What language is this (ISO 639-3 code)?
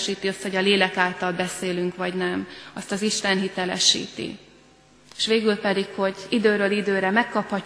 hun